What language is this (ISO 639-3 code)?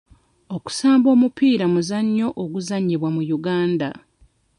lug